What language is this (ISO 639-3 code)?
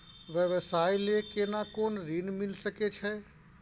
mai